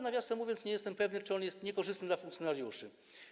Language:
Polish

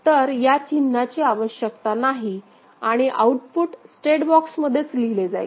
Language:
Marathi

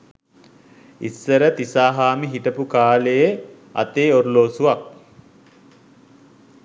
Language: Sinhala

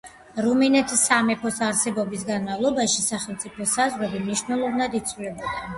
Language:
Georgian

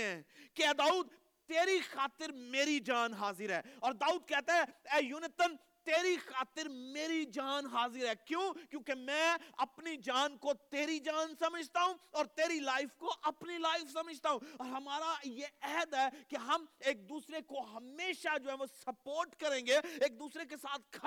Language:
Urdu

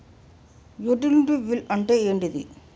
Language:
Telugu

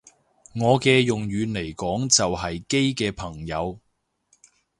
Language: Cantonese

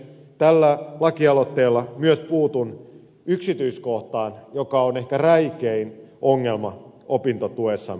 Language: Finnish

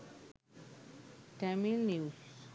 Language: Sinhala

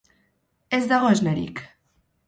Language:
Basque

